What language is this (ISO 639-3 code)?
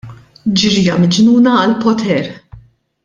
mlt